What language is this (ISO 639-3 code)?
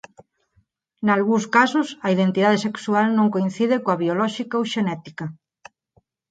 glg